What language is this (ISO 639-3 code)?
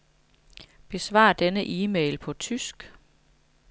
dan